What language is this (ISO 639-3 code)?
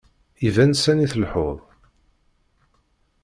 kab